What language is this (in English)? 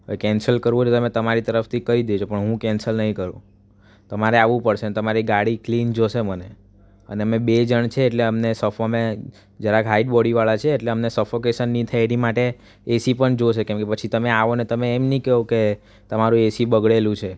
Gujarati